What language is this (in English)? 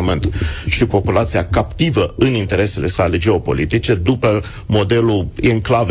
Romanian